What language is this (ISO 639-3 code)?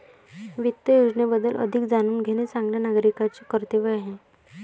mar